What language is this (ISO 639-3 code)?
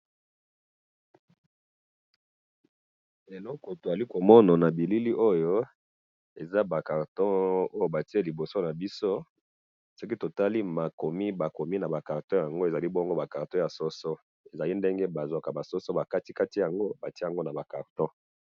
lin